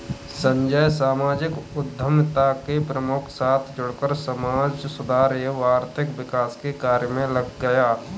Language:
Hindi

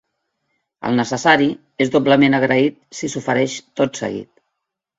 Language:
Catalan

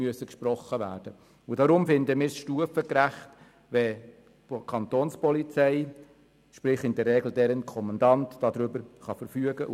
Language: Swiss German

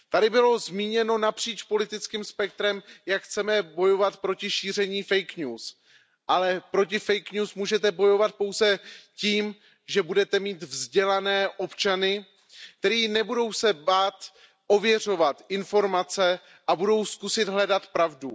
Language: Czech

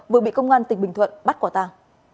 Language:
Vietnamese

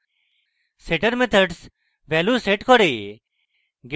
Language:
Bangla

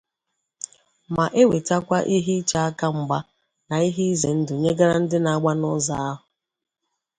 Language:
Igbo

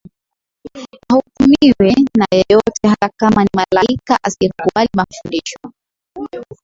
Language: Swahili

